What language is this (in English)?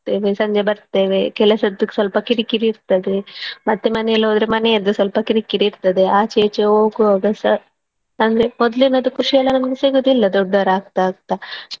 Kannada